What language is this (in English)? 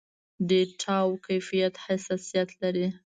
Pashto